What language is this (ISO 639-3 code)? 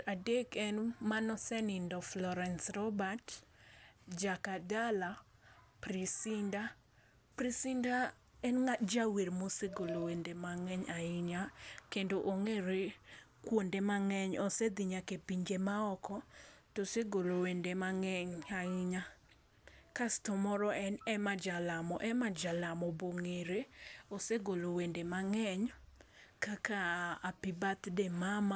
luo